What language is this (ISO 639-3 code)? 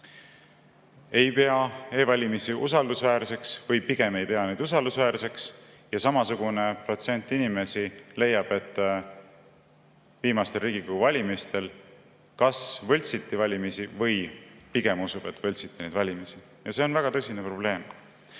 est